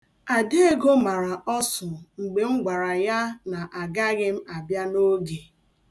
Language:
Igbo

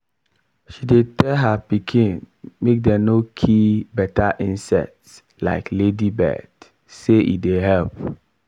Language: Nigerian Pidgin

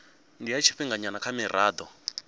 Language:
Venda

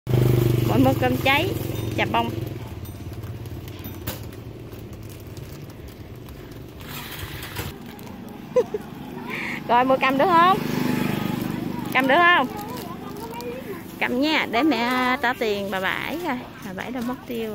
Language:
Vietnamese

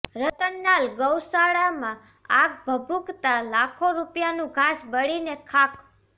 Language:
Gujarati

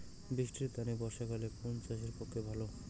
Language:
Bangla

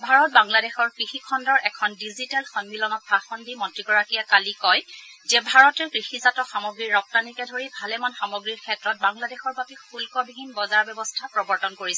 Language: Assamese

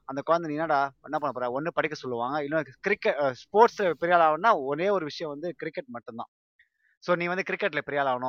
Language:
Tamil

